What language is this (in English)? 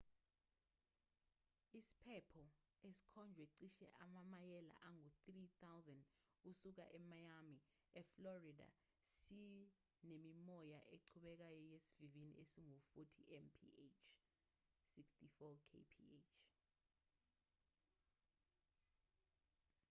Zulu